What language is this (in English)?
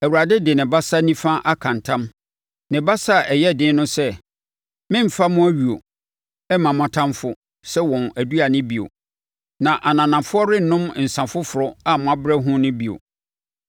Akan